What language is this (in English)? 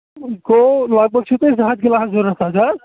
Kashmiri